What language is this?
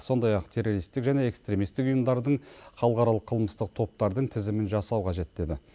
Kazakh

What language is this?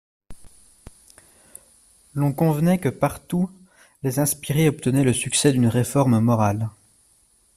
French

